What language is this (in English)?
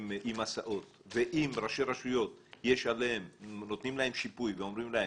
Hebrew